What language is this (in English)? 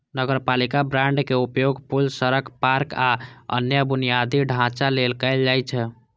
Maithili